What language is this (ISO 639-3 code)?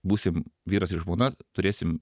lit